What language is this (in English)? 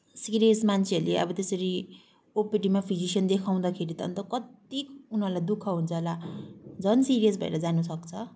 Nepali